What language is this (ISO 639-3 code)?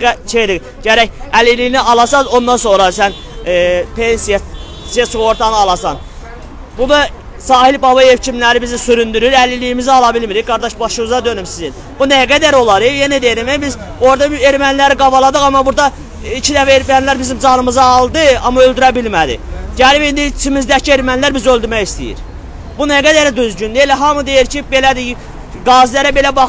tur